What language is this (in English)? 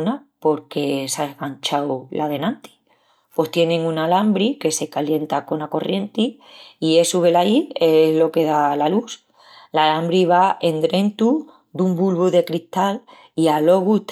Extremaduran